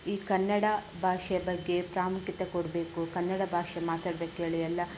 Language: Kannada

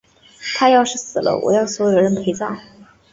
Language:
Chinese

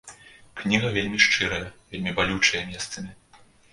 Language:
Belarusian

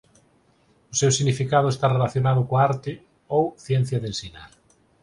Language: Galician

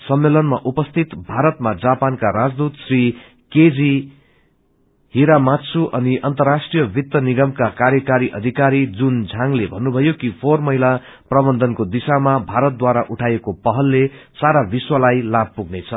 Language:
Nepali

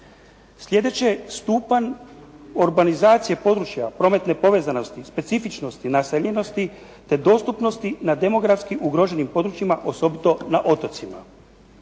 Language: Croatian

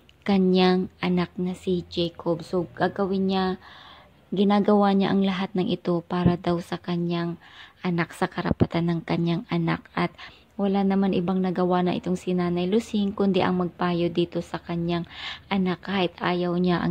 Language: Filipino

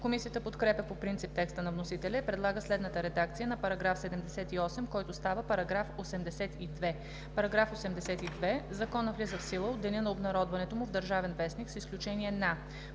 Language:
Bulgarian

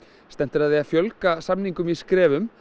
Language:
Icelandic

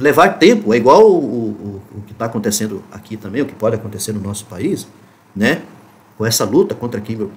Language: Portuguese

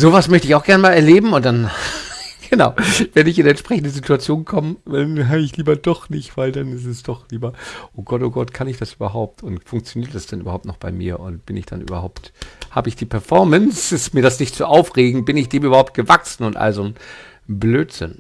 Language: German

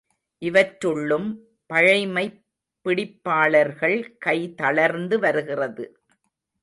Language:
Tamil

